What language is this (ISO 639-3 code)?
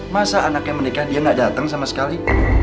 ind